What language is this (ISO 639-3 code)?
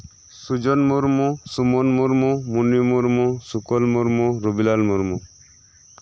sat